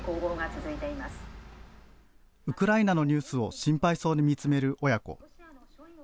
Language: Japanese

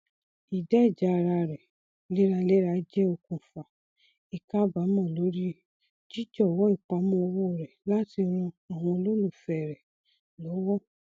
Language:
Yoruba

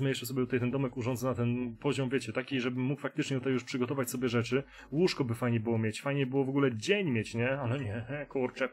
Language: Polish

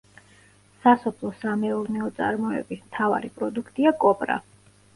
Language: Georgian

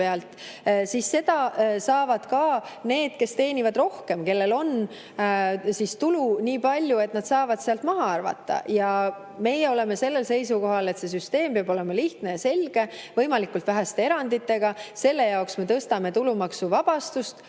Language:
Estonian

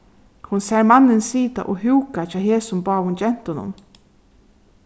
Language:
Faroese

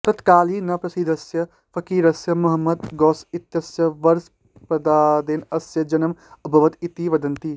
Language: Sanskrit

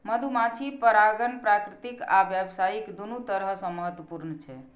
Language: Maithili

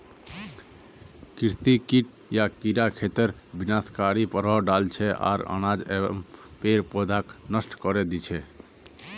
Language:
Magahi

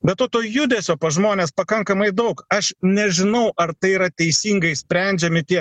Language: Lithuanian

